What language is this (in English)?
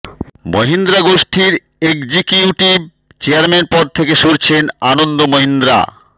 Bangla